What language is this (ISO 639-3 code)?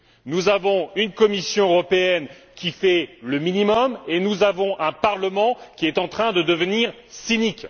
fra